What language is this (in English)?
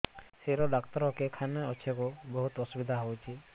Odia